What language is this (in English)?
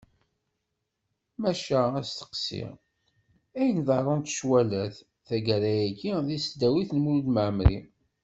Kabyle